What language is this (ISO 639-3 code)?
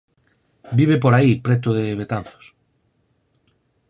glg